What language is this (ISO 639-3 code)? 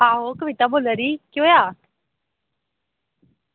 doi